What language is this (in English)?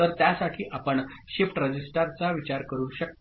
Marathi